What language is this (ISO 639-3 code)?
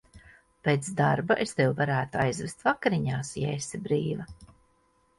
lav